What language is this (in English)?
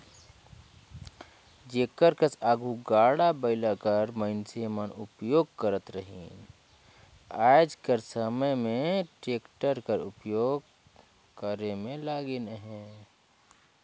Chhattisgarhi